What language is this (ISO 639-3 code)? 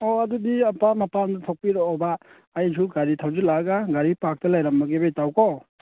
mni